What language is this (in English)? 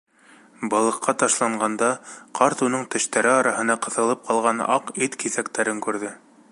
Bashkir